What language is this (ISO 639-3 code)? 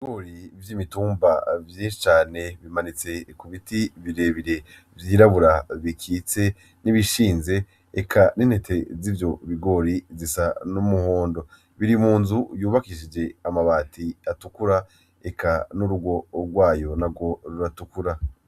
run